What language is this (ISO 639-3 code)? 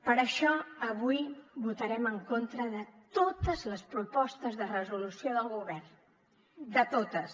cat